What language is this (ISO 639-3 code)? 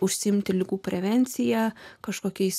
lit